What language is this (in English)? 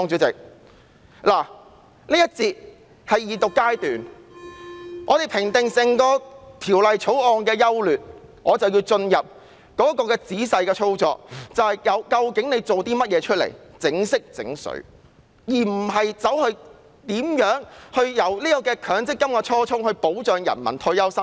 Cantonese